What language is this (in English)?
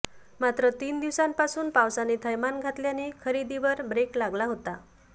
Marathi